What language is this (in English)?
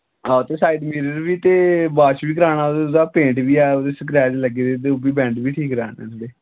Dogri